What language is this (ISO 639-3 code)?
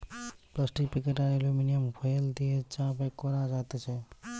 ben